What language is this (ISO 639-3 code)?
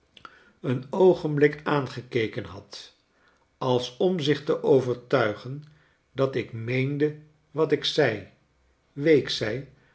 nld